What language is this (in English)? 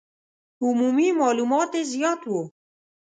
Pashto